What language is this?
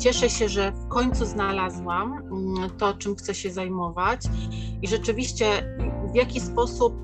Polish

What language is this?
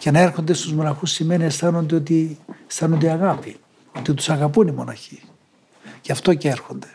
Greek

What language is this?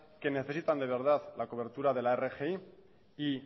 Spanish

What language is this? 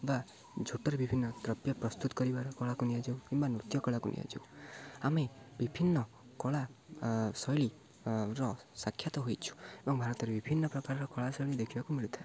Odia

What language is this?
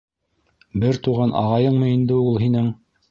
Bashkir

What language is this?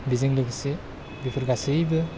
Bodo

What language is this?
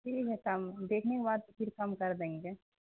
Urdu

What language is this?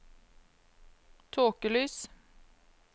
Norwegian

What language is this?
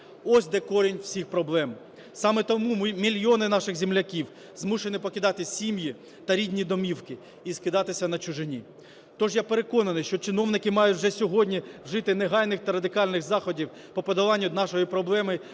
Ukrainian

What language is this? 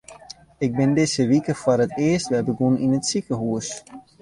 Western Frisian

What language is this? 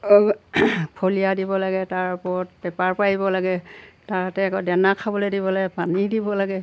Assamese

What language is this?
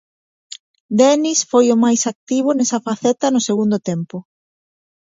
Galician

